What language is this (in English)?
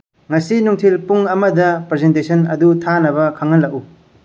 Manipuri